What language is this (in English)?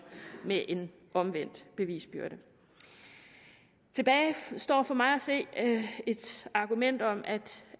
Danish